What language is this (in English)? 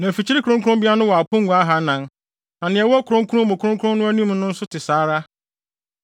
Akan